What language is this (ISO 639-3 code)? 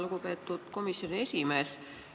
est